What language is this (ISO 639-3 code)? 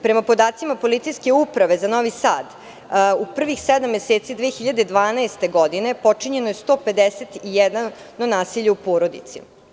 srp